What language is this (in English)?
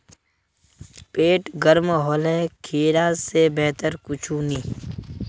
Magahi